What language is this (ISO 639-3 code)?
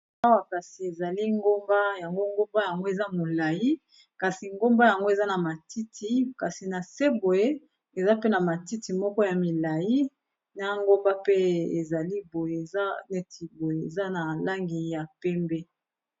lin